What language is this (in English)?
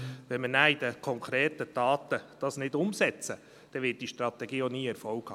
Swiss German